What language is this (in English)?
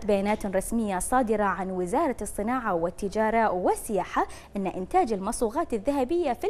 Arabic